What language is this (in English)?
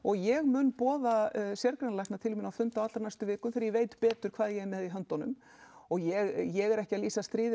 Icelandic